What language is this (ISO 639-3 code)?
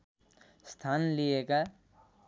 nep